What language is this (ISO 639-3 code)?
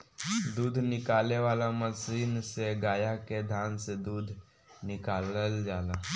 bho